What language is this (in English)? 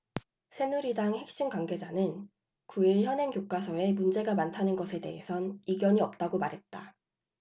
Korean